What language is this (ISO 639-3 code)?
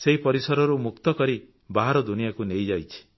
ori